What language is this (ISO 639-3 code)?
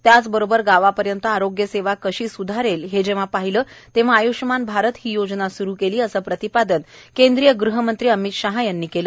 mar